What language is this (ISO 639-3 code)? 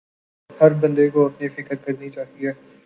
urd